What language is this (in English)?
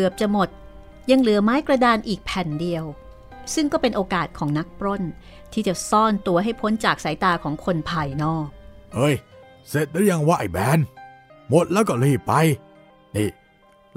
Thai